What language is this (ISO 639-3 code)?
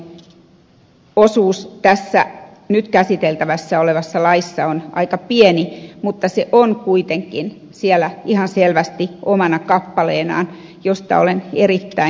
fin